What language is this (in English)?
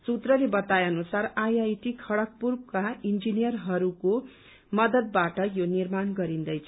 Nepali